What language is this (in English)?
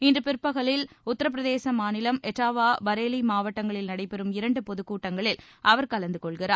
Tamil